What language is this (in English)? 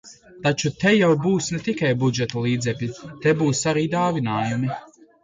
Latvian